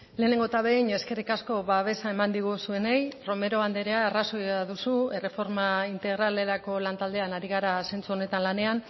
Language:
Basque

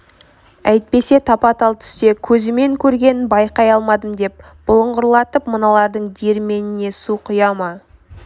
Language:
Kazakh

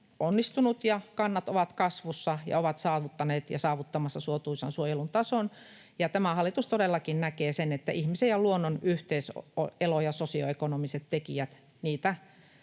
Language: Finnish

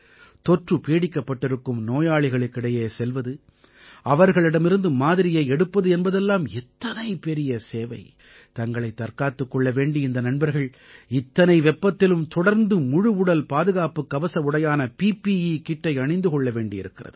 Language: Tamil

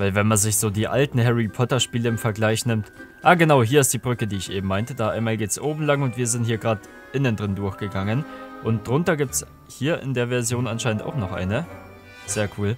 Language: German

